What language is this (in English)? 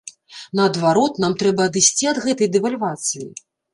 Belarusian